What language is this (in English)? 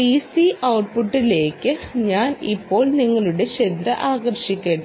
Malayalam